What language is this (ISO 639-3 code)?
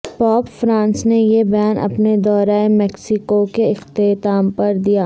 urd